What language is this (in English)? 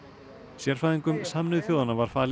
Icelandic